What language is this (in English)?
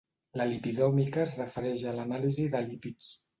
Catalan